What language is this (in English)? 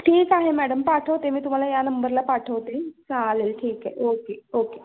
Marathi